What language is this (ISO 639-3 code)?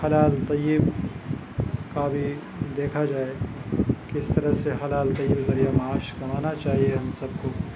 urd